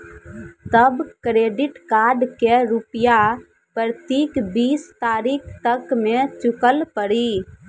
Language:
Maithili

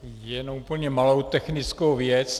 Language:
Czech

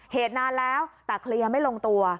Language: Thai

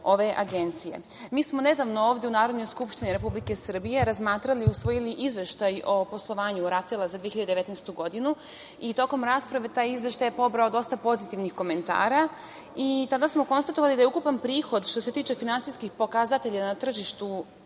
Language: Serbian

